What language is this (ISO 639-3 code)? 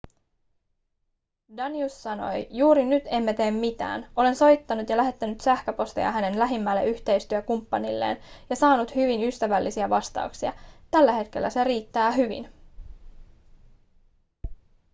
fin